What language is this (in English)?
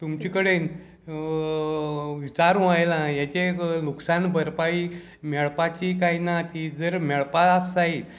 Konkani